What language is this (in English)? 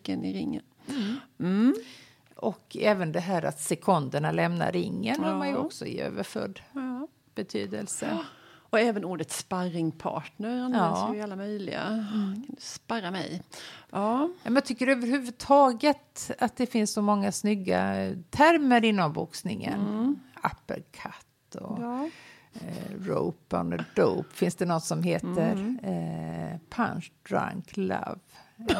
Swedish